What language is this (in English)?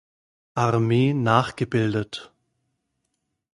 German